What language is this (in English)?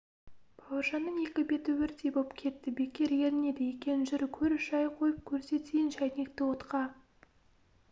Kazakh